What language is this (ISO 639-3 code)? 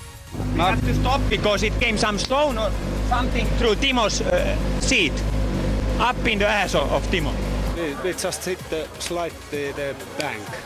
swe